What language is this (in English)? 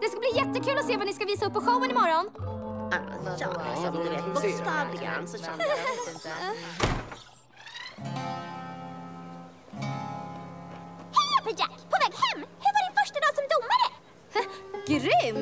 Swedish